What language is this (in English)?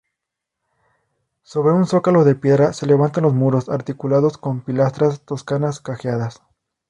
Spanish